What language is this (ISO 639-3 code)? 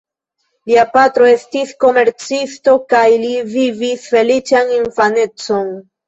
epo